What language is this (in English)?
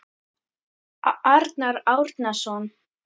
Icelandic